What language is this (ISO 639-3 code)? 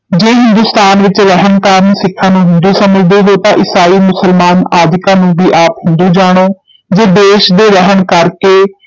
pan